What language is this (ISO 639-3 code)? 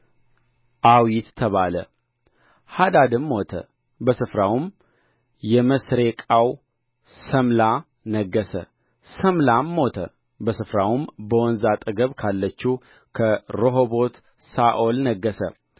amh